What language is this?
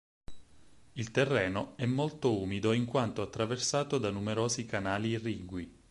Italian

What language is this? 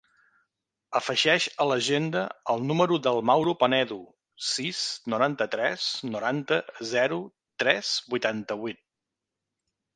Catalan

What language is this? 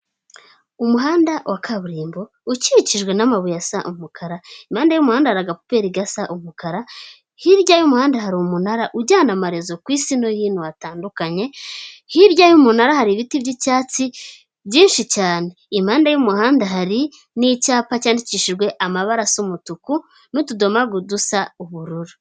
Kinyarwanda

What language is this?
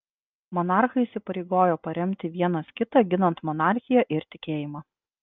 Lithuanian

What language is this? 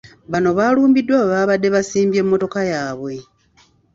Ganda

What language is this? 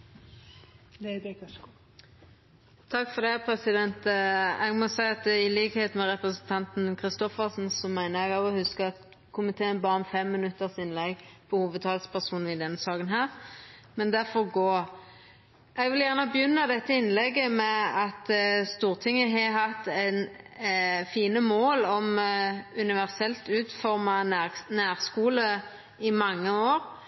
Norwegian Nynorsk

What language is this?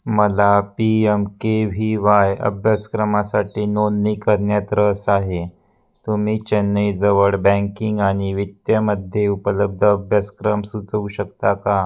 Marathi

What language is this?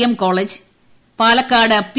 Malayalam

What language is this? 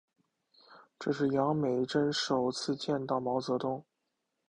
Chinese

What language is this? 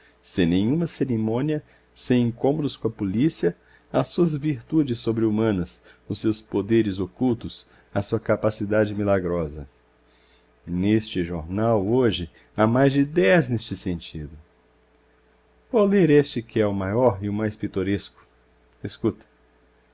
Portuguese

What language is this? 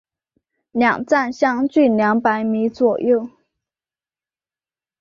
Chinese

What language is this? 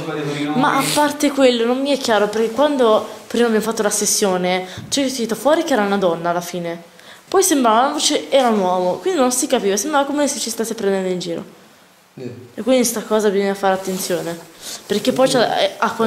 Italian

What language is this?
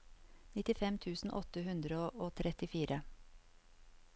Norwegian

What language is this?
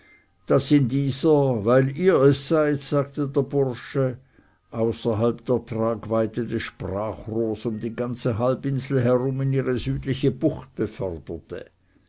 German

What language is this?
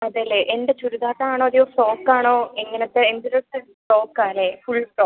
Malayalam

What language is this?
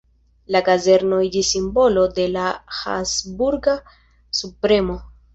Esperanto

